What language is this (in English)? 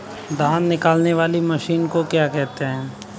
Hindi